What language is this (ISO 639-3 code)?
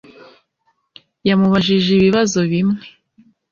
kin